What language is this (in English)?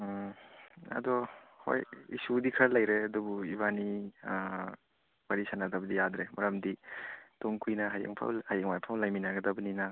Manipuri